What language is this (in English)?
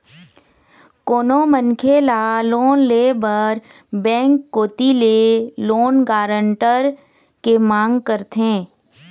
Chhattisgarhi